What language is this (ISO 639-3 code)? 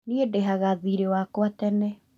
kik